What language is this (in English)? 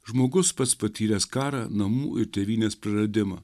Lithuanian